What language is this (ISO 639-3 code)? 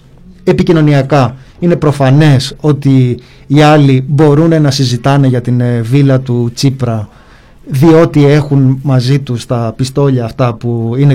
ell